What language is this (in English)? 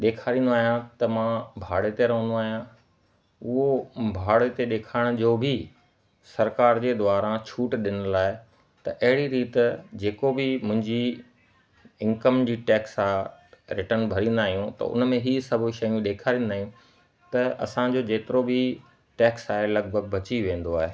Sindhi